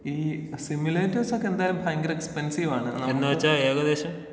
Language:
Malayalam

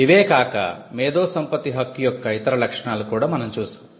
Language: Telugu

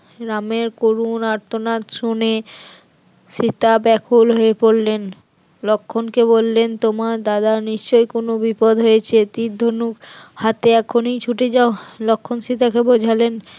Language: Bangla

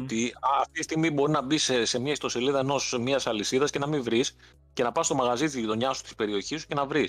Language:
Greek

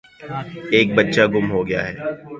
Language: Urdu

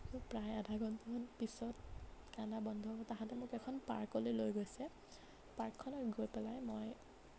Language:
Assamese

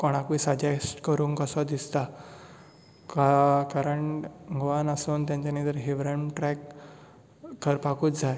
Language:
Konkani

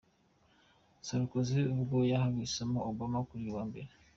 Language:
Kinyarwanda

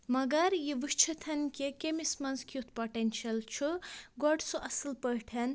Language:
Kashmiri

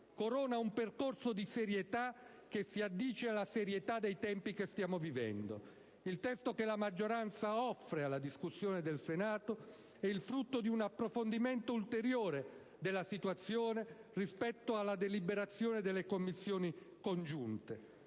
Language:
Italian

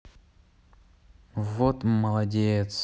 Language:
Russian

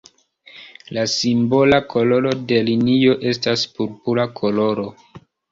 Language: Esperanto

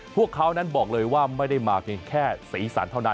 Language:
Thai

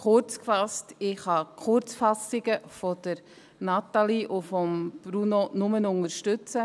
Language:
Swiss German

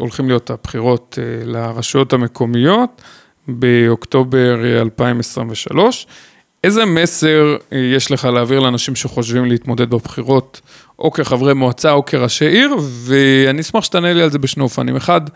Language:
Hebrew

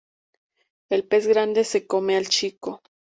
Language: Spanish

